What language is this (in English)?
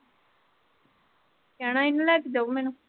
Punjabi